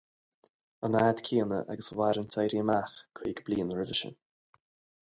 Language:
Irish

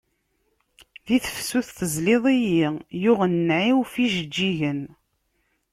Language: Kabyle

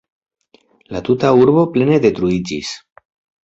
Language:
Esperanto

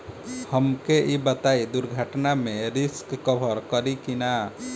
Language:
Bhojpuri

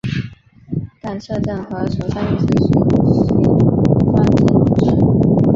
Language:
Chinese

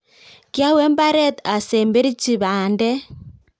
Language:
Kalenjin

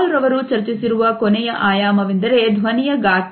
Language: Kannada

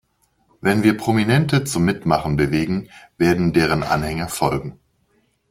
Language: German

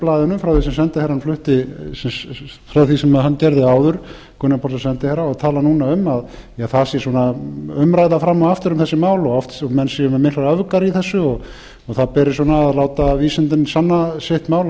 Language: Icelandic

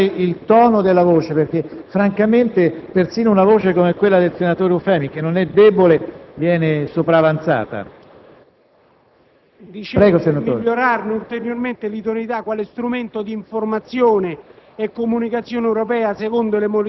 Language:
Italian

